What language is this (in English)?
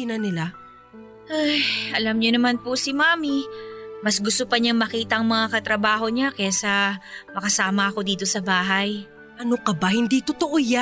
Filipino